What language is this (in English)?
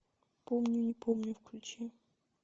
Russian